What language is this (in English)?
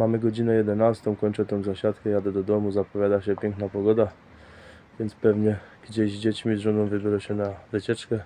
Polish